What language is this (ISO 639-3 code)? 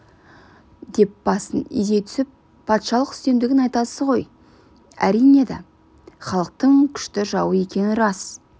kaz